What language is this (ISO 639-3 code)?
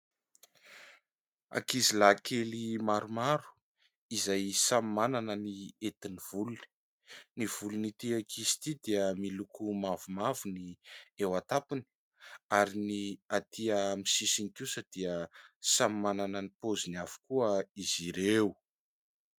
mlg